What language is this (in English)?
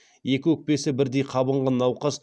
Kazakh